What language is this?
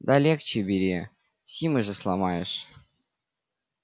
Russian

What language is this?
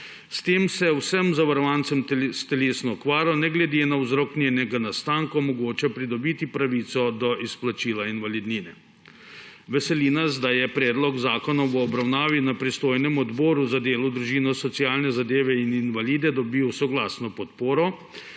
Slovenian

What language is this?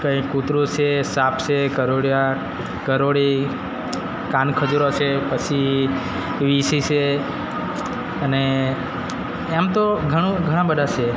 Gujarati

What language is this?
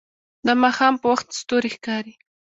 Pashto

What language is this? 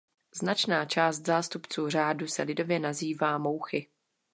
Czech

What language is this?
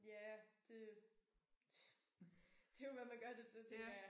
Danish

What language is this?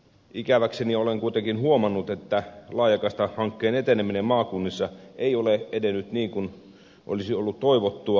Finnish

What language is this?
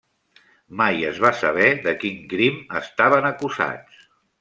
Catalan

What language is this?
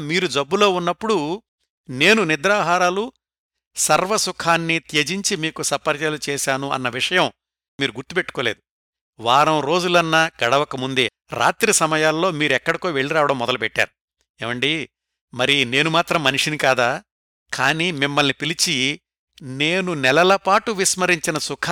Telugu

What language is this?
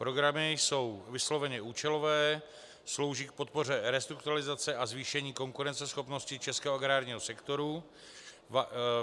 Czech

